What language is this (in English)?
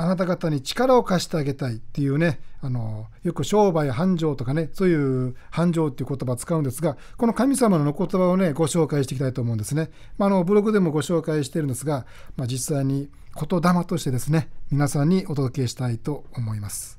Japanese